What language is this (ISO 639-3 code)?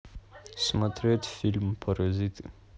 rus